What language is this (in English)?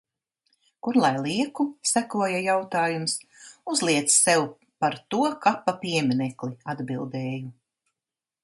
Latvian